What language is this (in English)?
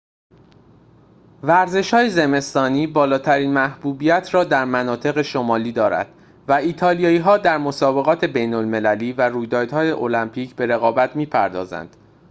Persian